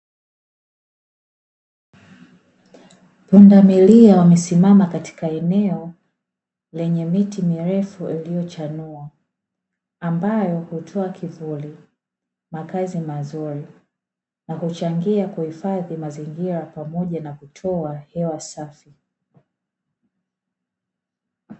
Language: Swahili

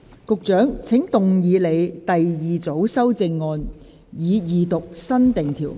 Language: Cantonese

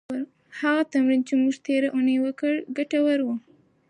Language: Pashto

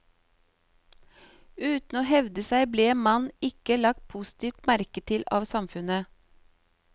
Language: Norwegian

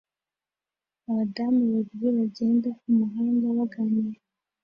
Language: Kinyarwanda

